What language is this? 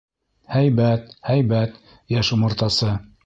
Bashkir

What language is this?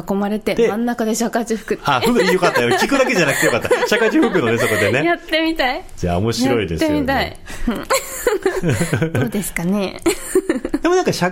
Japanese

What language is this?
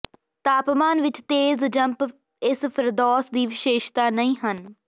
Punjabi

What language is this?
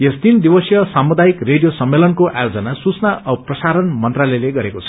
Nepali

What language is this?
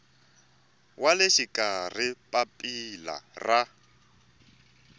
Tsonga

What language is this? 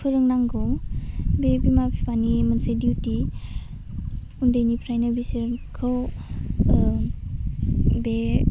Bodo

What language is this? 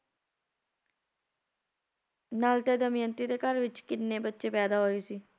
Punjabi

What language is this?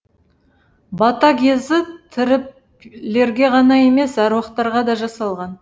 Kazakh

